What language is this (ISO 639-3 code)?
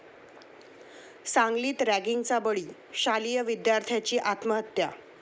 mar